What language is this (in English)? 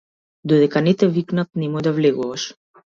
Macedonian